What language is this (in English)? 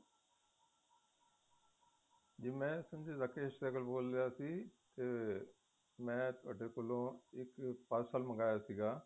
Punjabi